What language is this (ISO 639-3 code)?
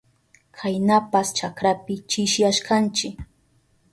qup